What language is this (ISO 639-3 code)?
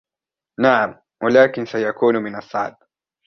ara